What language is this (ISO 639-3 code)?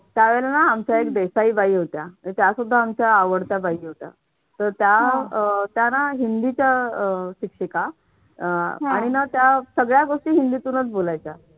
mar